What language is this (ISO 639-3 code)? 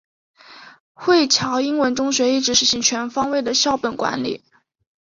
zho